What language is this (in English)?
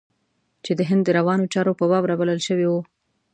Pashto